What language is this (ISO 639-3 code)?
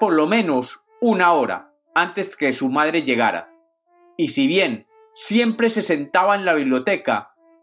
spa